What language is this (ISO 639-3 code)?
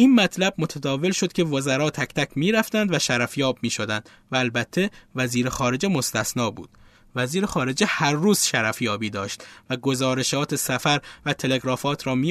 fas